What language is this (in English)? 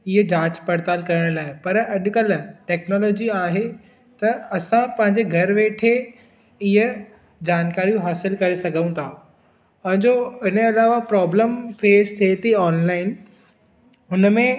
Sindhi